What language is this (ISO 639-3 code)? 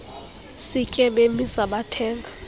xho